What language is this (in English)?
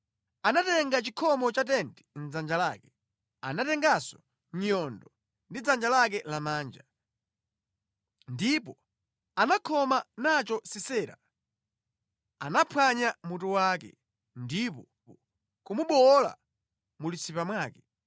Nyanja